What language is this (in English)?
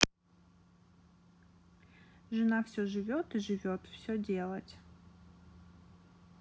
Russian